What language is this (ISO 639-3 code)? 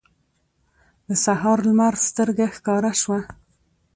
pus